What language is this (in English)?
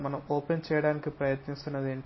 Telugu